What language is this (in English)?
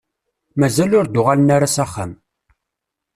Kabyle